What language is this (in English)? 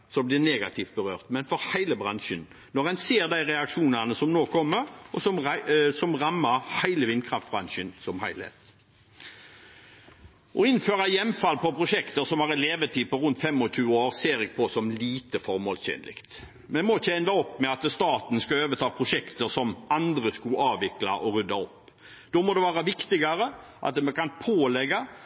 Norwegian Bokmål